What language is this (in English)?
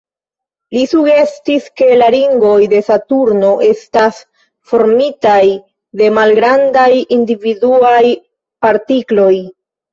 Esperanto